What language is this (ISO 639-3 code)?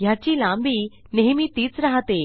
mar